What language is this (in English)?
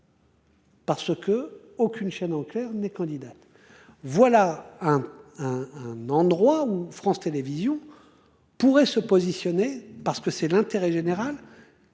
French